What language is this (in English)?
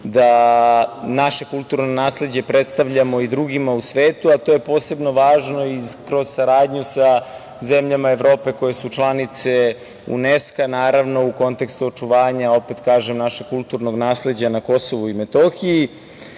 Serbian